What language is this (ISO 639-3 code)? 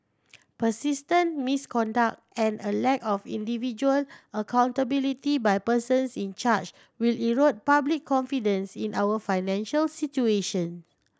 eng